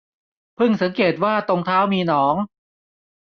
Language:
Thai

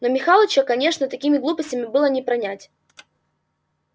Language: Russian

